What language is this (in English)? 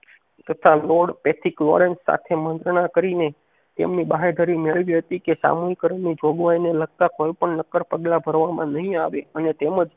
Gujarati